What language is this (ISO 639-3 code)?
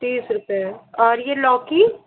hin